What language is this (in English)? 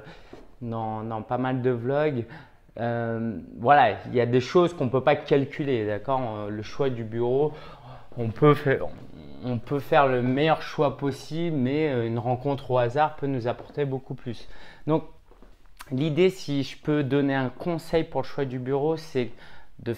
French